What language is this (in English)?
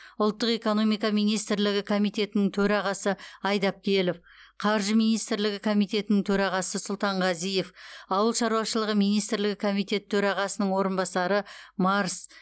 Kazakh